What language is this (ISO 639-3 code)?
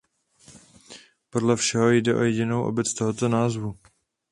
ces